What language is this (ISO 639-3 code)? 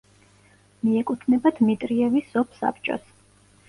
kat